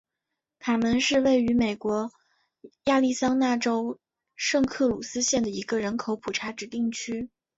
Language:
Chinese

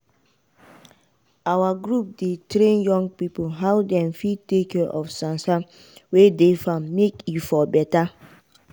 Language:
Nigerian Pidgin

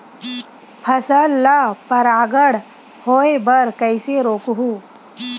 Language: Chhattisgarhi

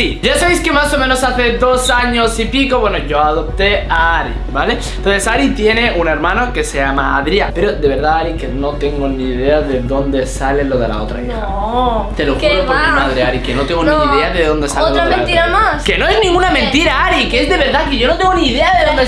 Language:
Spanish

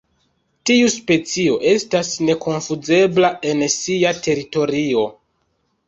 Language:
Esperanto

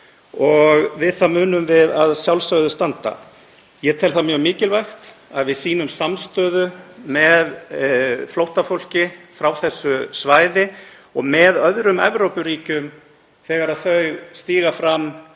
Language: Icelandic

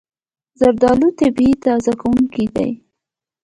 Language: Pashto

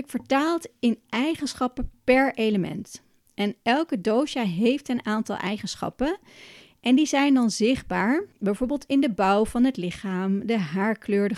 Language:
Dutch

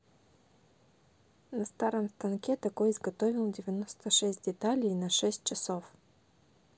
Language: Russian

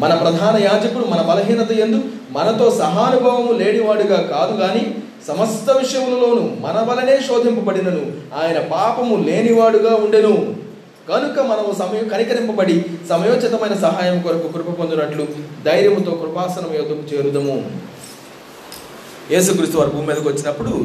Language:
Telugu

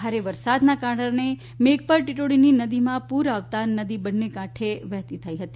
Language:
Gujarati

